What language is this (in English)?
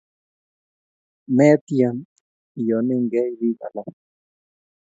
Kalenjin